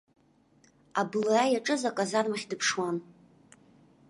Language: Abkhazian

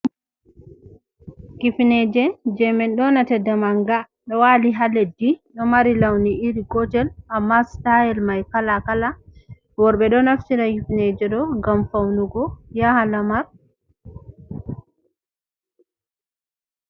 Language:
Fula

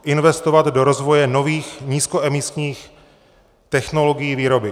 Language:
Czech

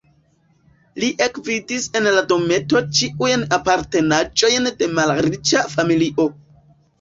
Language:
Esperanto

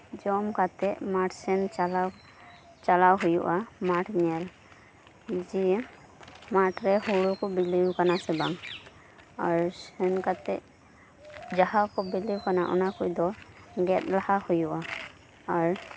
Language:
Santali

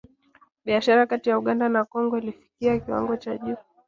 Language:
Swahili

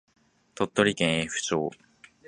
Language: Japanese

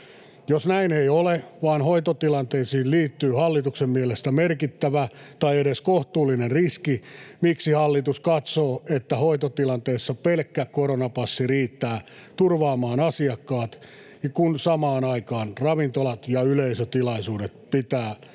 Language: Finnish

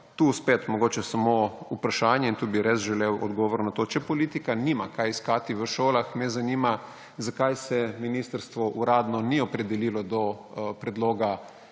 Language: Slovenian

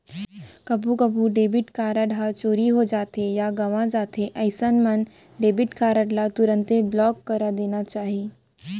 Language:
Chhattisgarhi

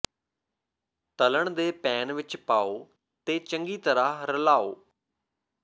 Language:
Punjabi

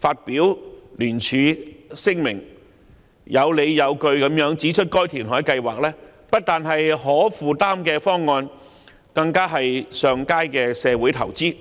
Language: Cantonese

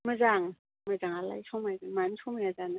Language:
Bodo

